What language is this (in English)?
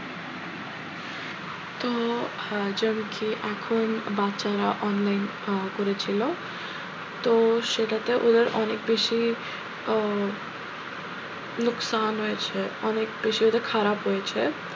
Bangla